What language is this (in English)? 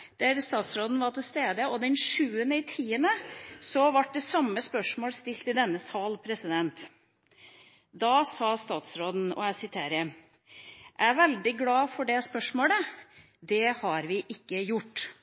Norwegian Bokmål